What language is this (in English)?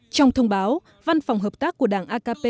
Vietnamese